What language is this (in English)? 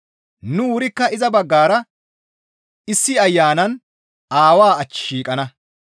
Gamo